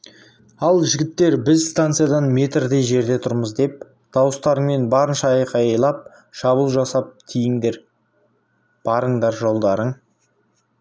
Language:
Kazakh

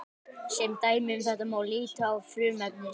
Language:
Icelandic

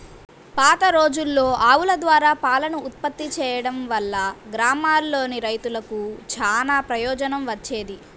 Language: Telugu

